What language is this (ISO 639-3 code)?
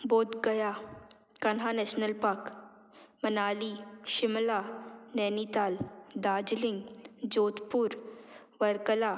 kok